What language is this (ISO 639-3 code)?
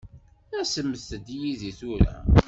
kab